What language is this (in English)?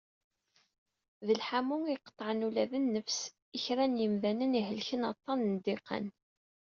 Kabyle